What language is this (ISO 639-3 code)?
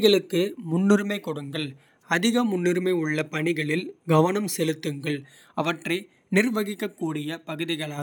kfe